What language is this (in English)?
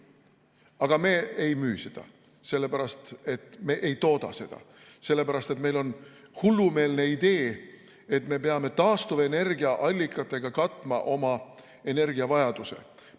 Estonian